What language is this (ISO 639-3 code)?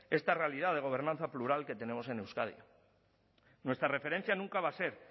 spa